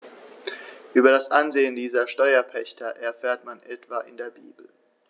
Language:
German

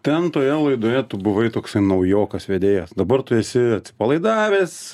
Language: Lithuanian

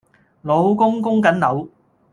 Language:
Cantonese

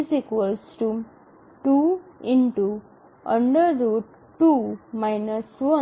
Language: Gujarati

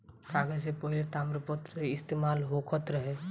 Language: Bhojpuri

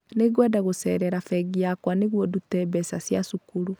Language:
Kikuyu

